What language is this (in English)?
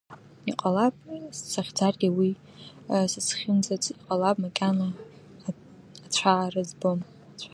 Abkhazian